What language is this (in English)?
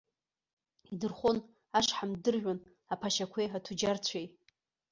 Abkhazian